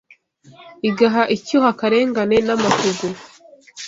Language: Kinyarwanda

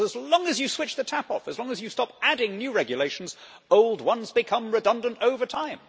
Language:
English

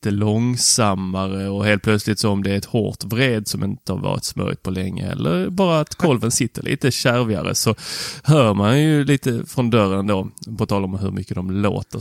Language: Swedish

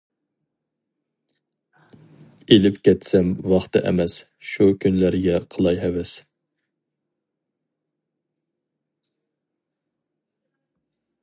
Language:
Uyghur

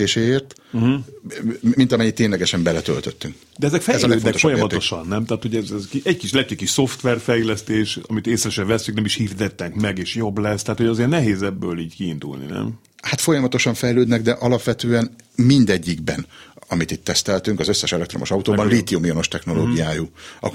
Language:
Hungarian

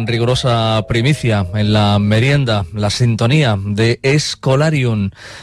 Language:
Spanish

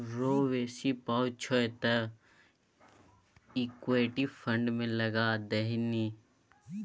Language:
Maithili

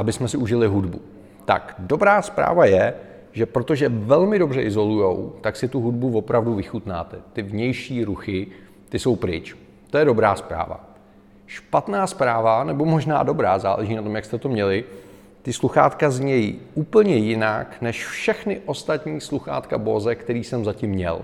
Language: Czech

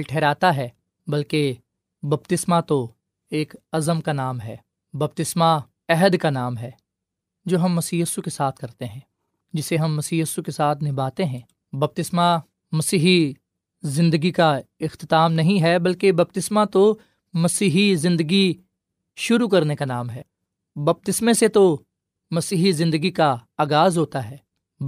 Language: Urdu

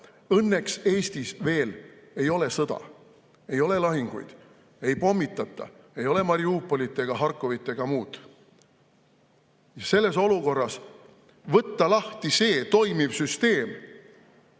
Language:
Estonian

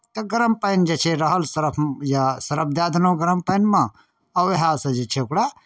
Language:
Maithili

